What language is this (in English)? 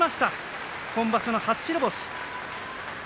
Japanese